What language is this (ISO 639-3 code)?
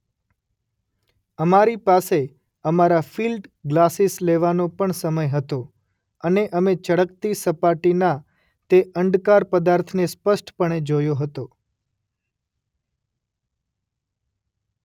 guj